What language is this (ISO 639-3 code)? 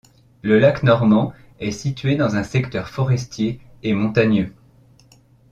fra